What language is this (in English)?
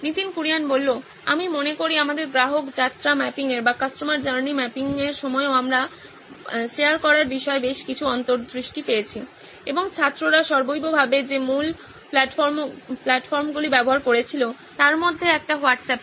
Bangla